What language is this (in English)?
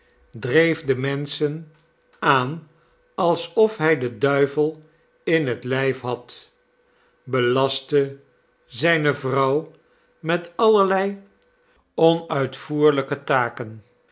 Dutch